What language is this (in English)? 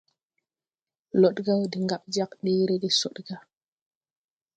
Tupuri